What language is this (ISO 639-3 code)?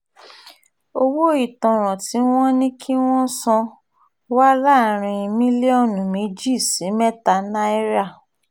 yor